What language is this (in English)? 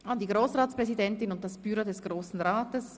Swiss German